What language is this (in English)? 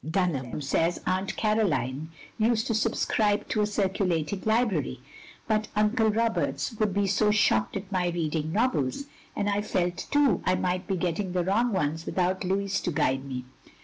English